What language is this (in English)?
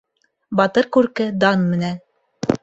Bashkir